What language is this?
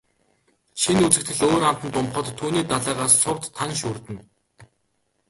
Mongolian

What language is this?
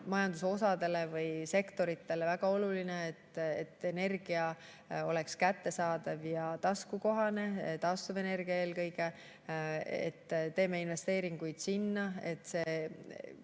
Estonian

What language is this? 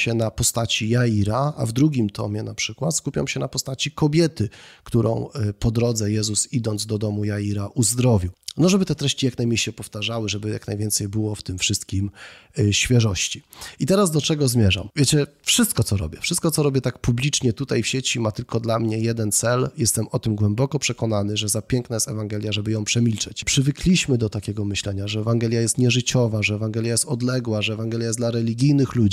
Polish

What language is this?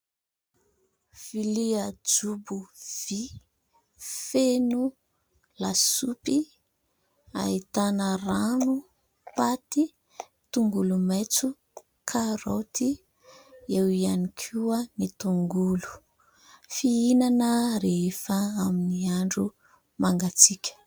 Malagasy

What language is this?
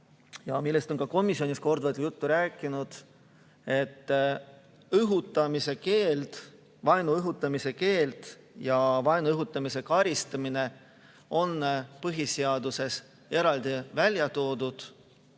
Estonian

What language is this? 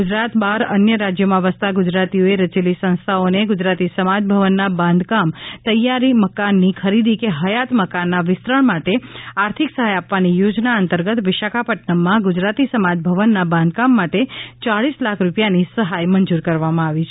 Gujarati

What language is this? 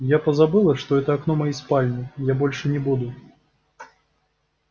Russian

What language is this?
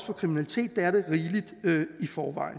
Danish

